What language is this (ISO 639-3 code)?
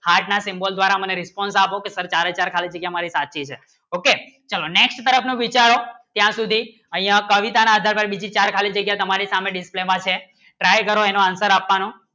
guj